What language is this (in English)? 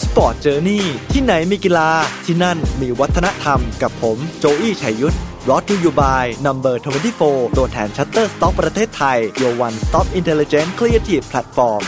Thai